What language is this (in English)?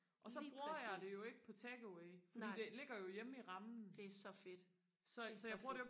Danish